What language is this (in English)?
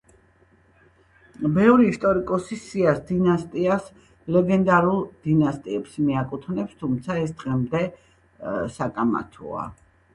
Georgian